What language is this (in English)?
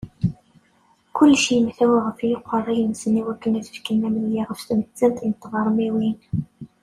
Kabyle